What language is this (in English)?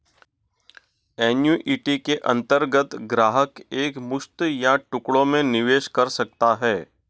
Hindi